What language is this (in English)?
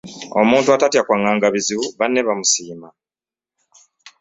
Ganda